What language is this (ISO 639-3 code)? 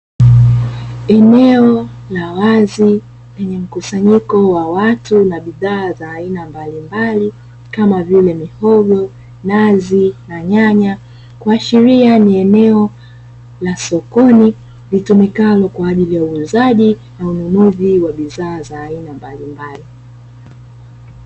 swa